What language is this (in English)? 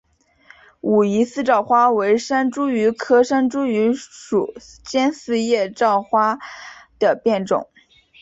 Chinese